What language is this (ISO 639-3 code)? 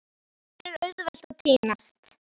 isl